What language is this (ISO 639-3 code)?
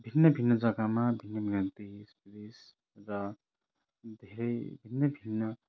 nep